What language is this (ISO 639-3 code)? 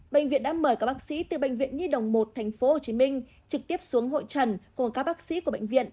vie